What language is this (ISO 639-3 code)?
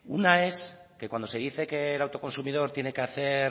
spa